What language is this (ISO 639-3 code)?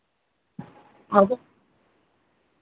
sat